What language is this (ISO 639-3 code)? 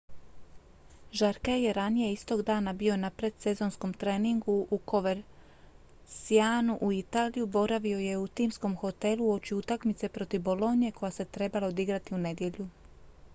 hrv